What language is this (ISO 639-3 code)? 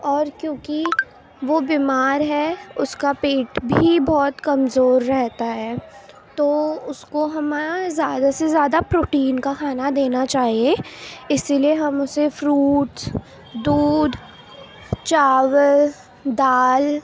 urd